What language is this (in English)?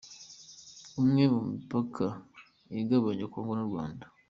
Kinyarwanda